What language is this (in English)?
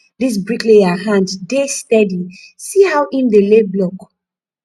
Nigerian Pidgin